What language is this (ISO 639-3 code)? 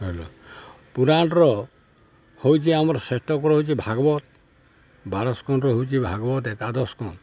ori